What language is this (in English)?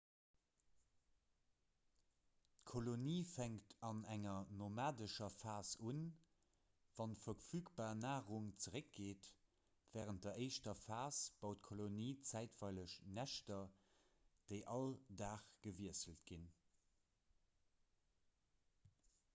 Luxembourgish